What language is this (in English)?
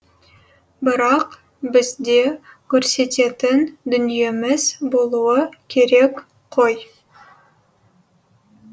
Kazakh